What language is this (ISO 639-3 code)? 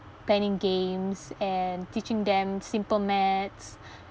eng